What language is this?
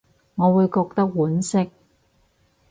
Cantonese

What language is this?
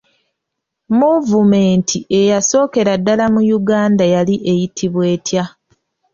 Ganda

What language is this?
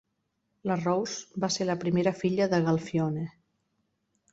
Catalan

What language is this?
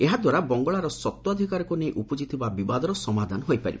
Odia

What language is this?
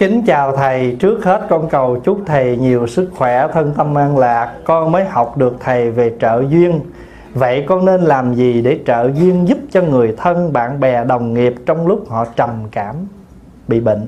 Vietnamese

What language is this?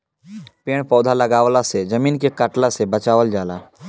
Bhojpuri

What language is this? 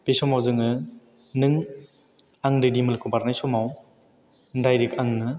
Bodo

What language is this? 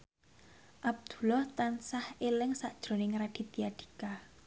Javanese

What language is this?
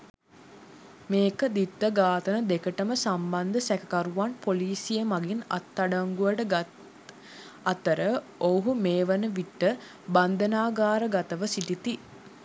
Sinhala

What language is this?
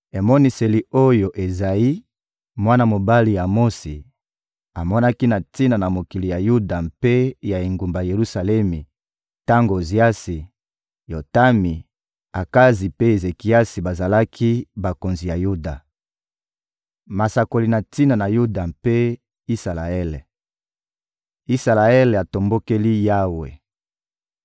Lingala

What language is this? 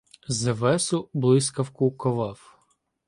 Ukrainian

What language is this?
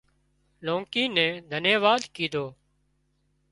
Wadiyara Koli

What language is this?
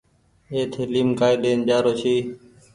Goaria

